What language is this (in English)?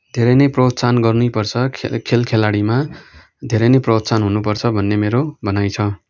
Nepali